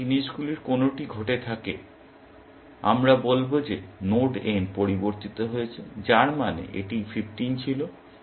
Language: Bangla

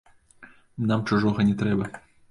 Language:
Belarusian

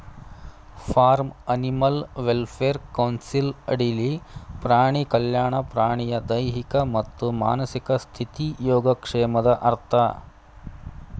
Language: Kannada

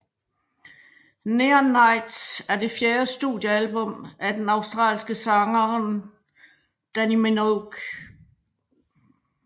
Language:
Danish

